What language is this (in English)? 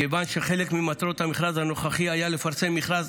Hebrew